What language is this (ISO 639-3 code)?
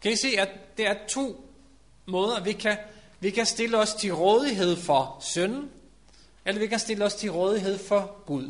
dan